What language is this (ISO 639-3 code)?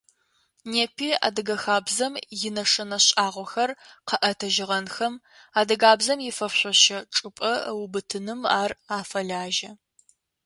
ady